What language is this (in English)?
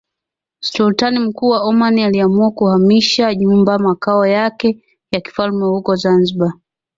Swahili